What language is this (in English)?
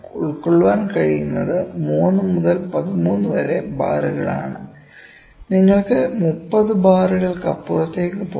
Malayalam